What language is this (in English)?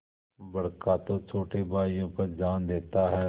Hindi